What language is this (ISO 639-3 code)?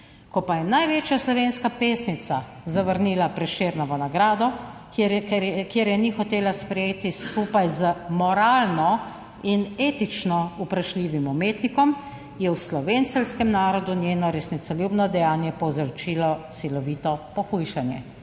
slv